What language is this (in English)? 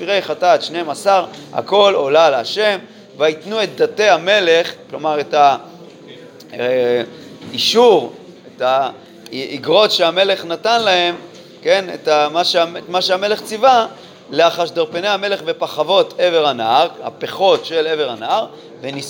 Hebrew